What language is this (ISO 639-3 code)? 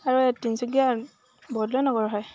asm